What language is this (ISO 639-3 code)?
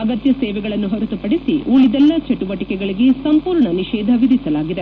kan